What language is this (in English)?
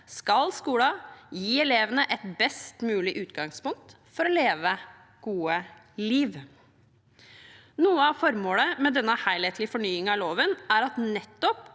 Norwegian